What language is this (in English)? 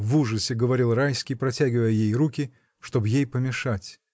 Russian